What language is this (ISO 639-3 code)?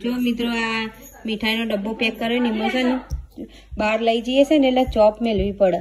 tha